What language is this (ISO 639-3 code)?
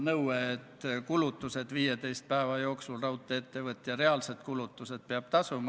est